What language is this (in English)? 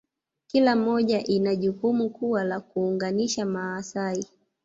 Swahili